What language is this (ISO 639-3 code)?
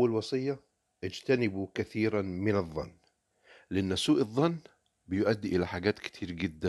ara